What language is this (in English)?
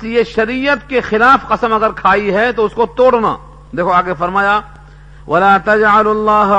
Urdu